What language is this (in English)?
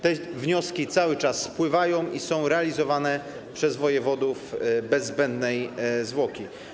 Polish